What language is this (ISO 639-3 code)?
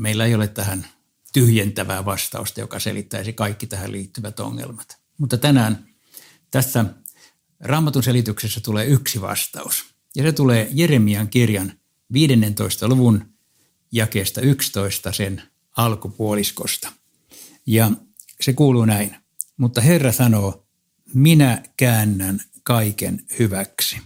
fin